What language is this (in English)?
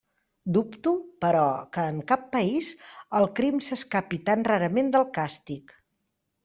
Catalan